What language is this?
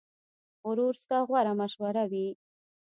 Pashto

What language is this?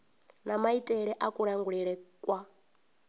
Venda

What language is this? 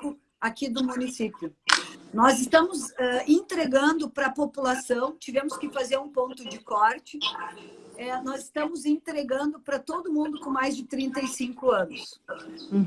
Portuguese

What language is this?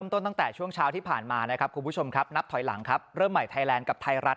Thai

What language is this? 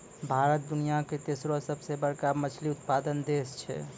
Maithili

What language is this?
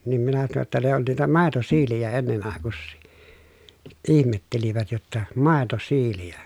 Finnish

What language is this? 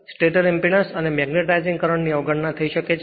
Gujarati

